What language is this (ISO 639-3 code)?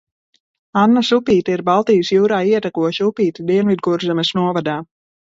lav